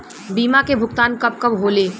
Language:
Bhojpuri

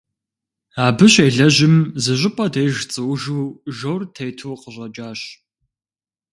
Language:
Kabardian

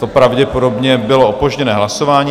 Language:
Czech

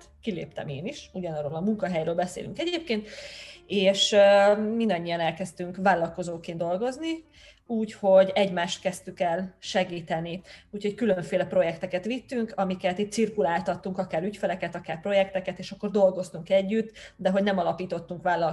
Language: Hungarian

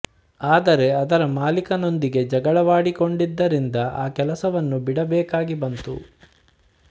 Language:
Kannada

